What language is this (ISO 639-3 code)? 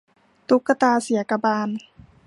tha